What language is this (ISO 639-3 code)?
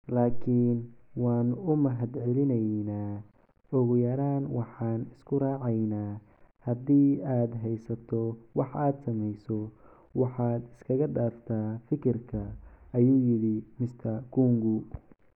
som